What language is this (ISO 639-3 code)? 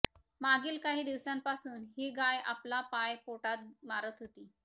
mar